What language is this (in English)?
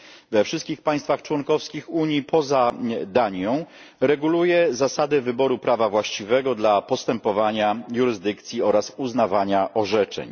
Polish